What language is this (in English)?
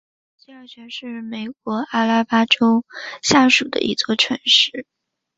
Chinese